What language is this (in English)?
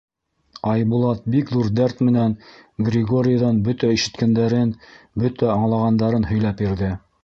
Bashkir